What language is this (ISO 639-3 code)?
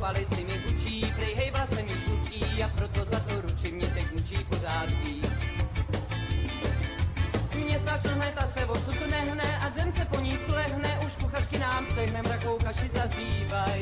ces